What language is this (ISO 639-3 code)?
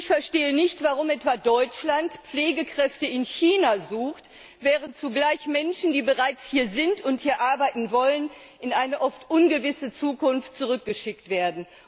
deu